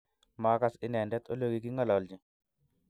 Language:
Kalenjin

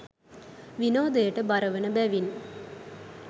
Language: Sinhala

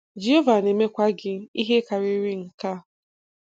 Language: Igbo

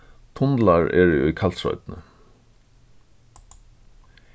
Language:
Faroese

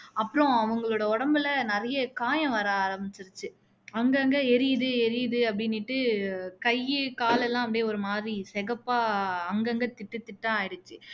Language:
Tamil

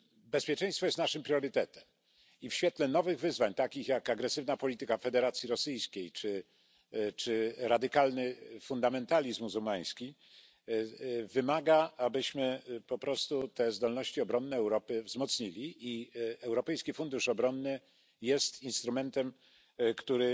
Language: Polish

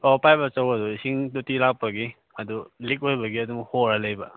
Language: Manipuri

